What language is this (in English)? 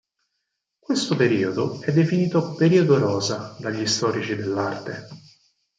Italian